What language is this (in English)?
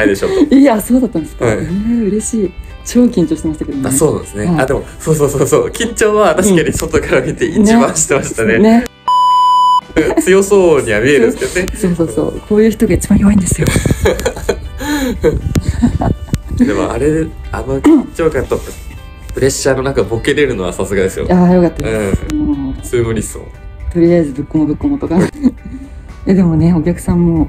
Japanese